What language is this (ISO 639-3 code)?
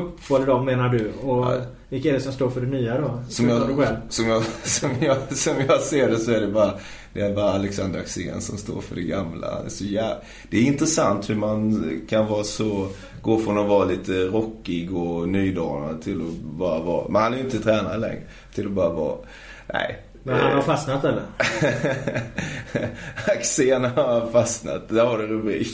swe